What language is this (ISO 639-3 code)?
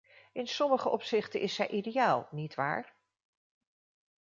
nld